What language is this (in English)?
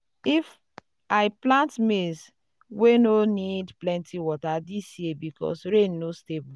Nigerian Pidgin